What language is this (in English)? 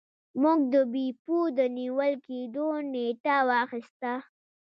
Pashto